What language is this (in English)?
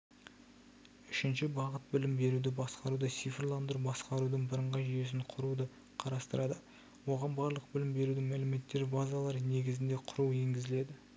Kazakh